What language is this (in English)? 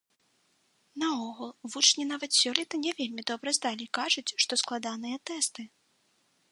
Belarusian